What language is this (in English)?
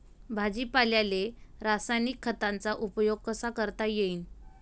Marathi